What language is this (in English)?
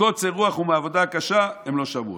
Hebrew